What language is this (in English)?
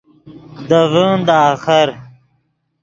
Yidgha